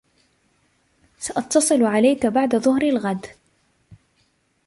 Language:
Arabic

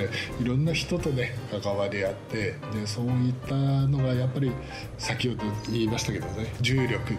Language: Japanese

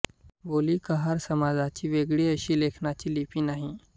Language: Marathi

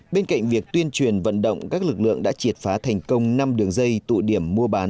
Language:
Vietnamese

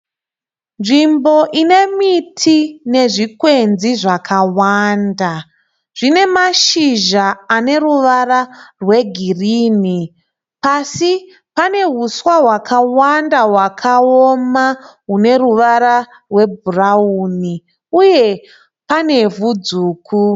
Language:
Shona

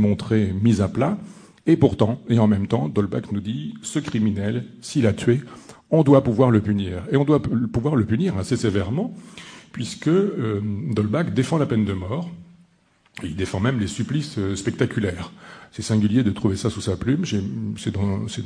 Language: French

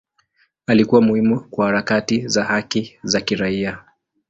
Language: Swahili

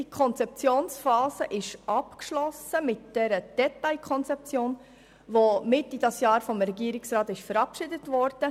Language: Swiss German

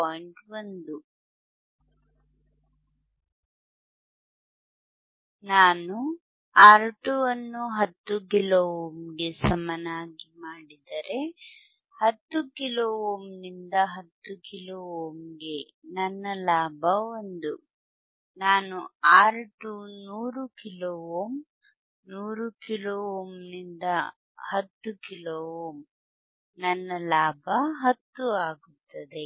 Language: Kannada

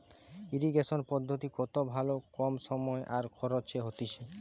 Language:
Bangla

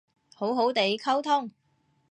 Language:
Cantonese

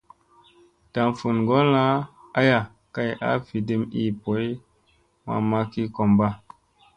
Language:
Musey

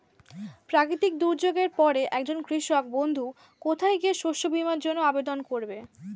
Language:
Bangla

